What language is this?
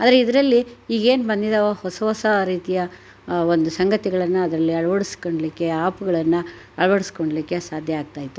Kannada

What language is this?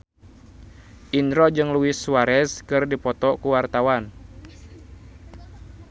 Sundanese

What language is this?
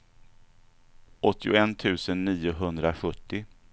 Swedish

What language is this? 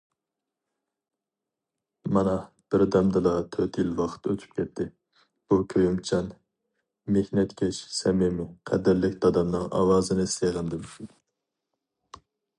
Uyghur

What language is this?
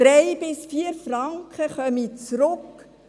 Swiss German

